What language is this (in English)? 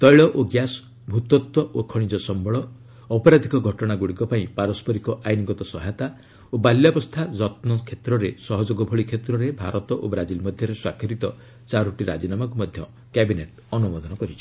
Odia